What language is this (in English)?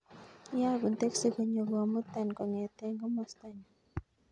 Kalenjin